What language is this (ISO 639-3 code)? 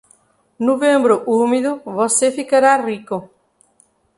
por